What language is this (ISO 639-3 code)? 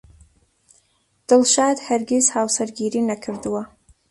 ckb